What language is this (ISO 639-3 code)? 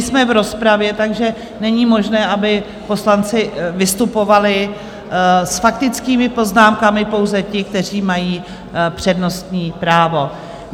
ces